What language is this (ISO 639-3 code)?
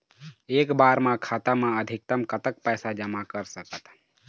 hne